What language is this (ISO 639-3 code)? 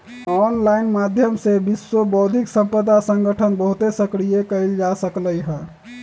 mag